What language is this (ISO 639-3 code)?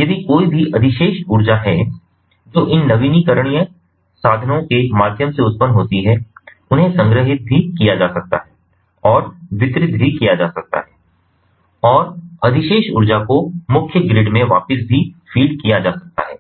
hin